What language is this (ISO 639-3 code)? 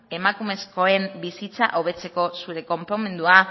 eus